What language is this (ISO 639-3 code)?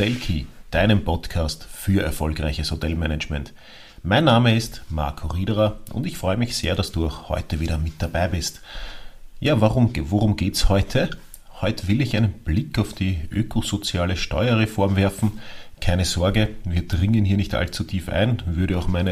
deu